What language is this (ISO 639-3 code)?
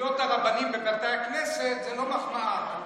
heb